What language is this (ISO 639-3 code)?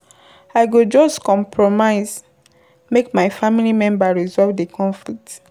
pcm